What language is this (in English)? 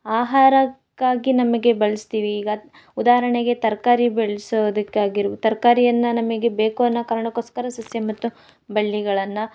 Kannada